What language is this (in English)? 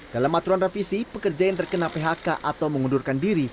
Indonesian